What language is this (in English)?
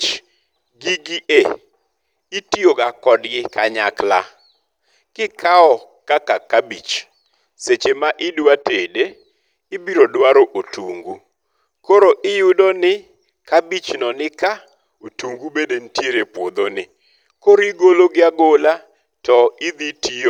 Luo (Kenya and Tanzania)